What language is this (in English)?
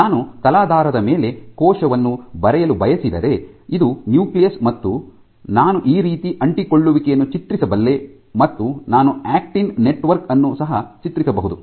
Kannada